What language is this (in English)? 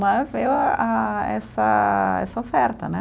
Portuguese